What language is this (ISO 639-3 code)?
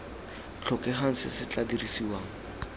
tsn